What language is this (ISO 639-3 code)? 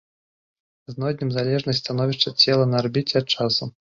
bel